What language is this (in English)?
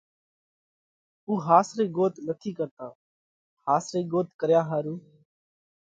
Parkari Koli